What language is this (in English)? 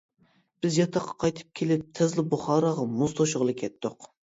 Uyghur